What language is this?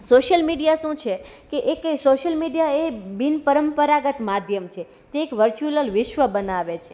Gujarati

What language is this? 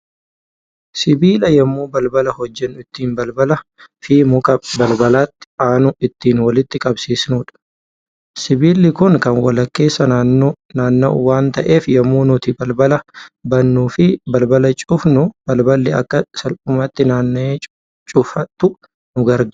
Oromo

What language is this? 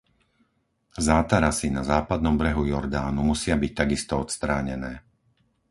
Slovak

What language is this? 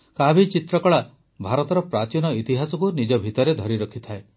Odia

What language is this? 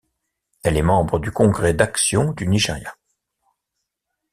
French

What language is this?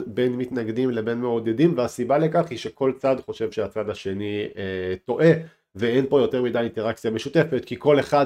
Hebrew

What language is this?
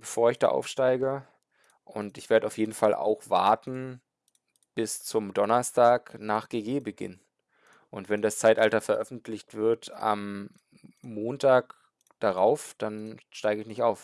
German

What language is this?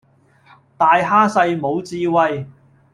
Cantonese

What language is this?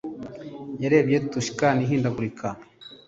Kinyarwanda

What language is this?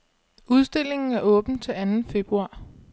Danish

